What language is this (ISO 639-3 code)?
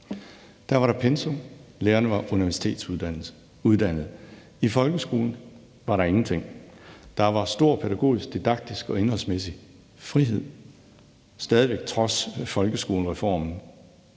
dan